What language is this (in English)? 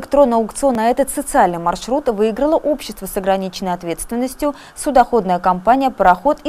Russian